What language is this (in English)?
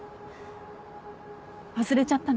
Japanese